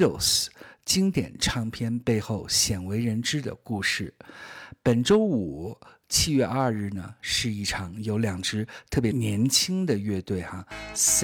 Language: Chinese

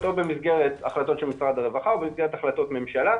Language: Hebrew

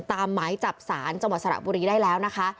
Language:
Thai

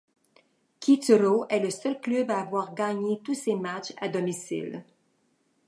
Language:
French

